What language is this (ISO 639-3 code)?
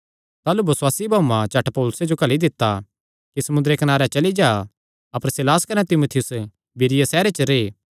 xnr